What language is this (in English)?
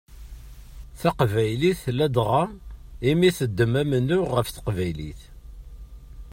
Kabyle